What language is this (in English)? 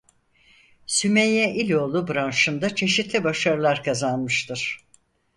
Turkish